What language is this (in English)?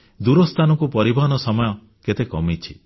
Odia